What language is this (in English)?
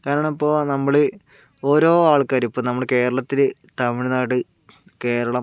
Malayalam